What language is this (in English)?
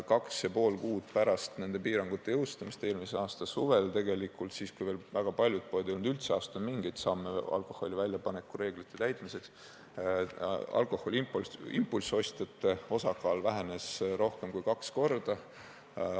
Estonian